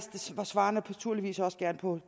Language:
Danish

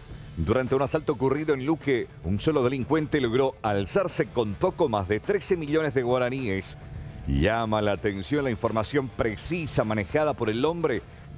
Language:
Spanish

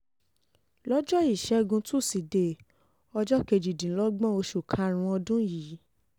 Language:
Yoruba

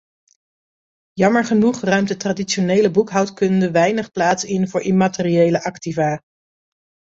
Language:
Dutch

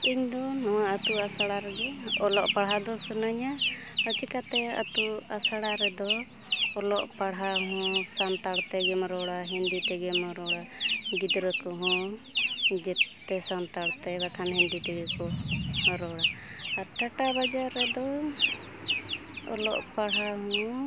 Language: Santali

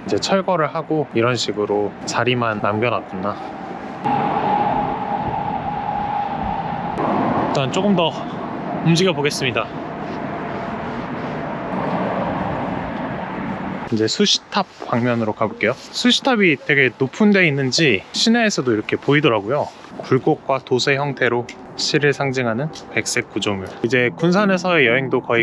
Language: Korean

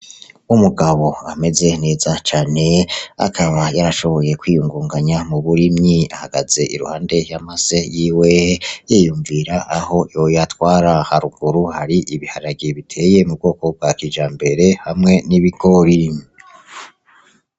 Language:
Rundi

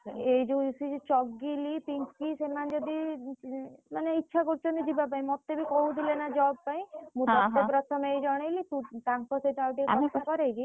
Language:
Odia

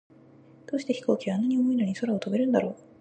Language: Japanese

